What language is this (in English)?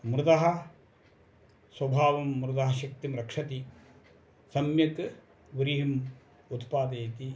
Sanskrit